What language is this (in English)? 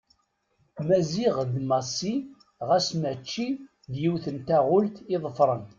Kabyle